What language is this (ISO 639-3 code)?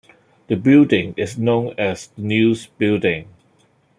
eng